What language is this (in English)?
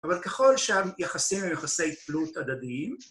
Hebrew